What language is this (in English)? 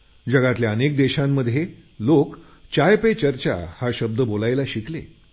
Marathi